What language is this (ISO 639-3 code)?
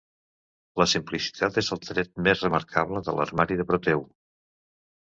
cat